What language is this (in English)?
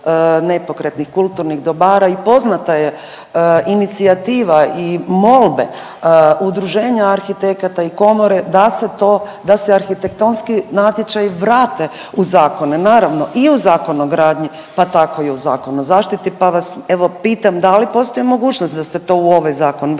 Croatian